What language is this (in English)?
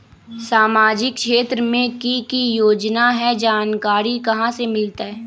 Magahi